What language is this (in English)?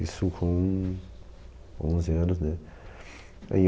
Portuguese